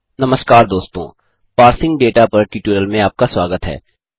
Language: Hindi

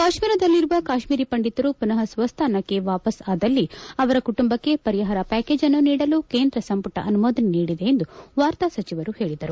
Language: Kannada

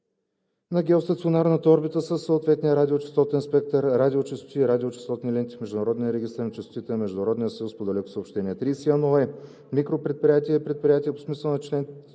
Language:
Bulgarian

